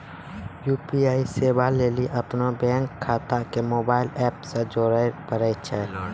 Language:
Maithili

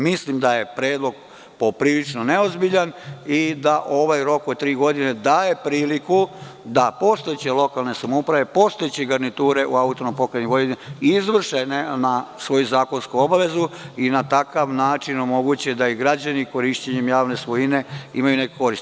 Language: Serbian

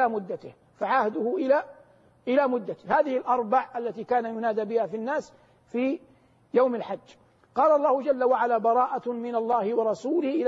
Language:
Arabic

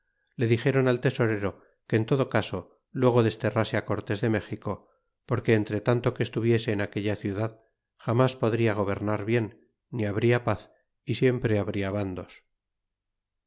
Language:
Spanish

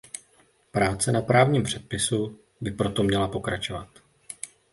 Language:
Czech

